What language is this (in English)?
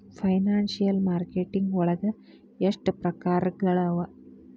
Kannada